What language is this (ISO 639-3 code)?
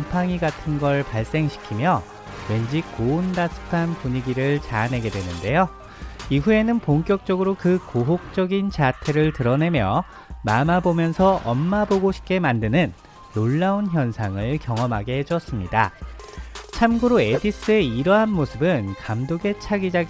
kor